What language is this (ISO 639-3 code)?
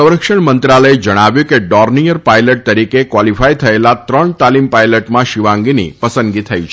guj